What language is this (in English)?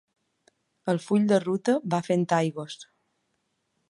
Catalan